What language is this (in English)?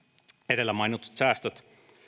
Finnish